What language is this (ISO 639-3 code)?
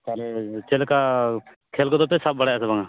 sat